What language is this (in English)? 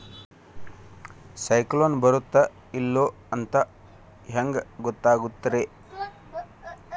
Kannada